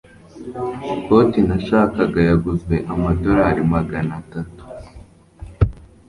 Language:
Kinyarwanda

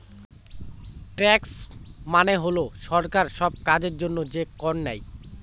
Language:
Bangla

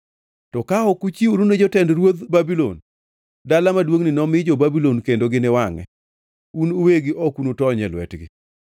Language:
Luo (Kenya and Tanzania)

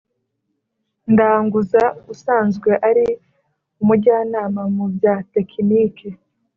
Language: Kinyarwanda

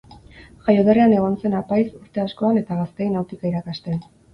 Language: Basque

